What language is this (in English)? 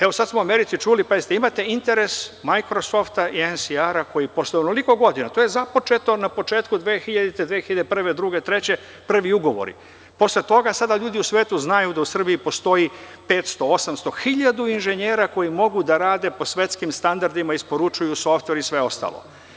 Serbian